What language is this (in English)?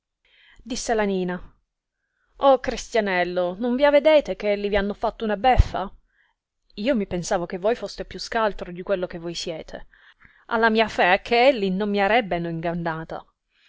Italian